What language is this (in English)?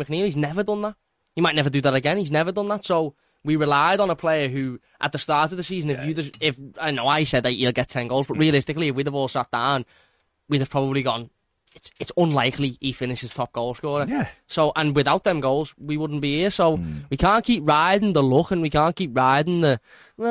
English